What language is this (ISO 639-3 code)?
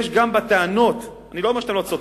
heb